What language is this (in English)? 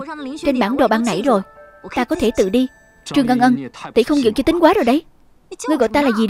Vietnamese